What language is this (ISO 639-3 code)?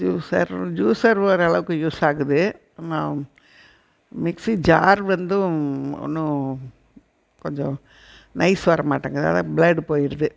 tam